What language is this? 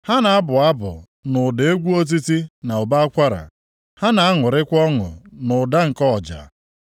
Igbo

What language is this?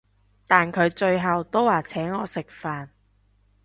Cantonese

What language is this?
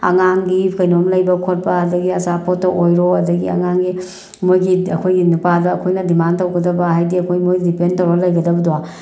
Manipuri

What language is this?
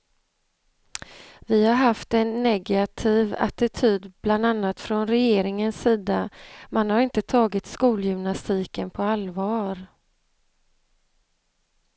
Swedish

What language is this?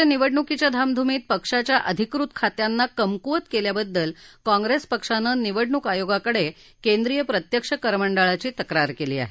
Marathi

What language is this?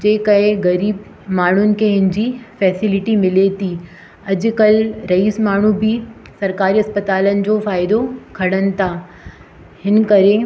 Sindhi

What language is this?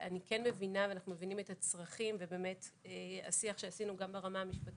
Hebrew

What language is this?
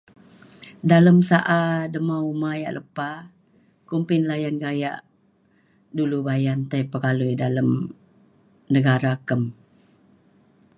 Mainstream Kenyah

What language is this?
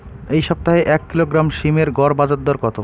Bangla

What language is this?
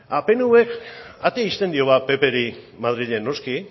Basque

